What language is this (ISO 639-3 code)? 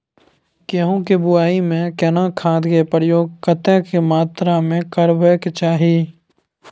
mai